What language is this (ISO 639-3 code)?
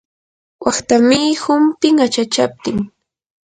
qur